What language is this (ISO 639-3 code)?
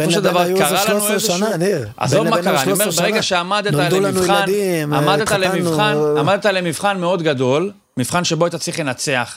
heb